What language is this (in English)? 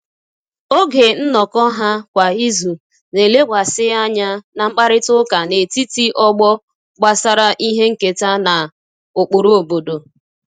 Igbo